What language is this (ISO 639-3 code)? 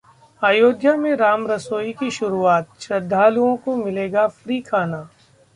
hin